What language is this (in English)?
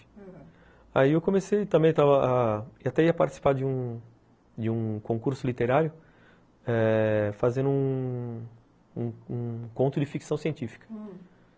Portuguese